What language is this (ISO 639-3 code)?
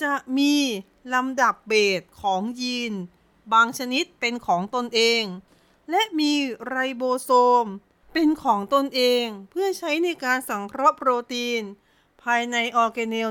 tha